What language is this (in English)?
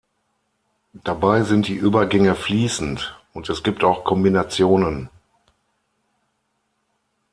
German